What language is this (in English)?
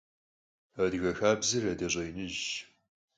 Kabardian